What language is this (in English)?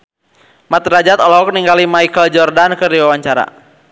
Sundanese